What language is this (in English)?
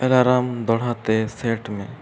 Santali